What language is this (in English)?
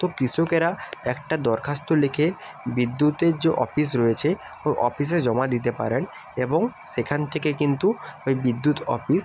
Bangla